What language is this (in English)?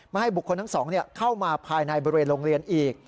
Thai